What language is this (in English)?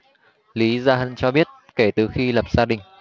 Vietnamese